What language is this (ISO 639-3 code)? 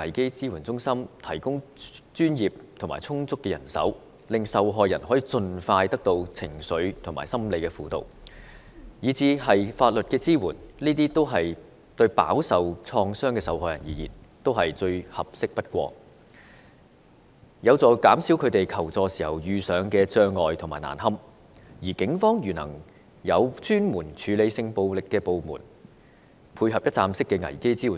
yue